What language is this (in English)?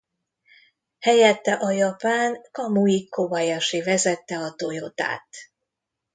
Hungarian